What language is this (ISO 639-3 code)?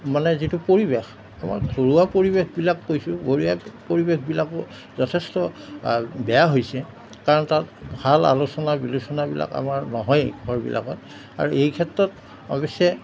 asm